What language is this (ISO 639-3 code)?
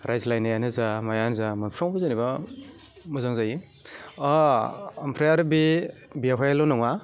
brx